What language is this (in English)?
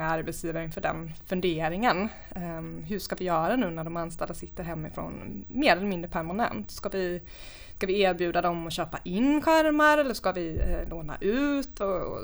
Swedish